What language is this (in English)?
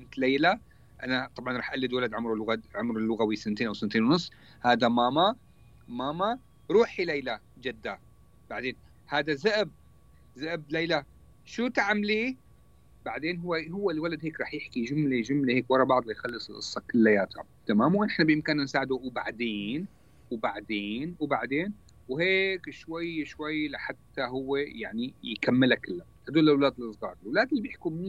Arabic